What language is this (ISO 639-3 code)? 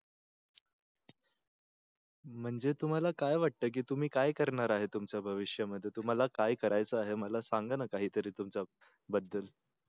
mar